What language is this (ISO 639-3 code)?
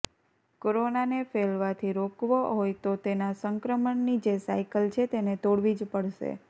guj